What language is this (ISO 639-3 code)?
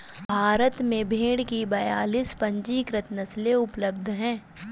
hin